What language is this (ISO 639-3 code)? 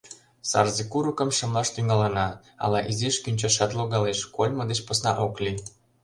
chm